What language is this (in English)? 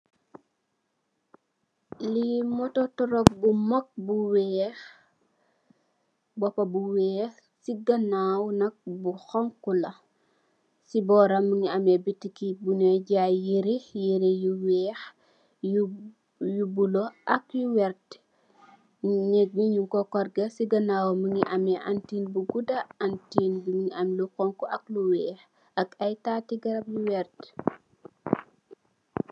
Wolof